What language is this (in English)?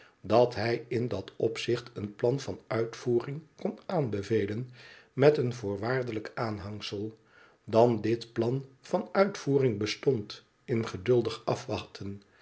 Dutch